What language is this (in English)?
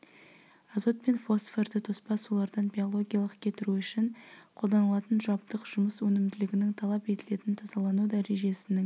Kazakh